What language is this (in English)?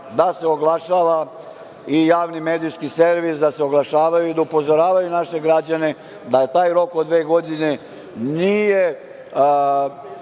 Serbian